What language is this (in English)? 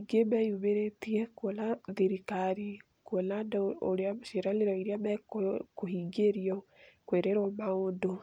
Kikuyu